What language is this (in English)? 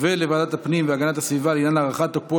Hebrew